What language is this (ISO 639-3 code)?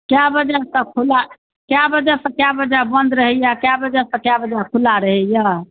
mai